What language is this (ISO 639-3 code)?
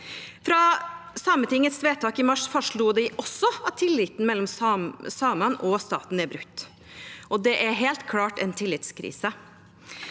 nor